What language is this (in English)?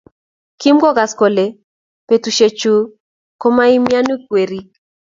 Kalenjin